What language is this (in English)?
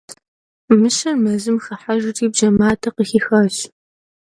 Kabardian